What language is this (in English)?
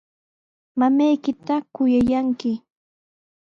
Sihuas Ancash Quechua